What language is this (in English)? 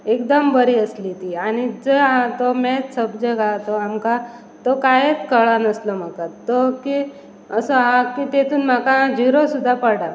Konkani